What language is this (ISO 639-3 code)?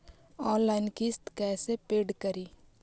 mag